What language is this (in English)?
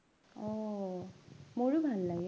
Assamese